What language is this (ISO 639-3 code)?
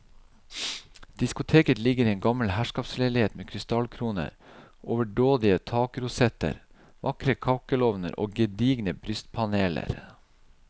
nor